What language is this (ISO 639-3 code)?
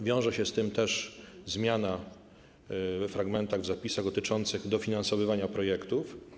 pol